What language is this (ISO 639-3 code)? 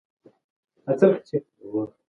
pus